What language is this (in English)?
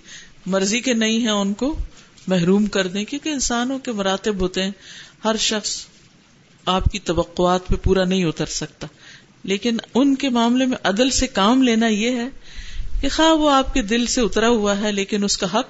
Urdu